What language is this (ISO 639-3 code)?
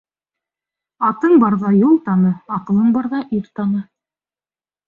bak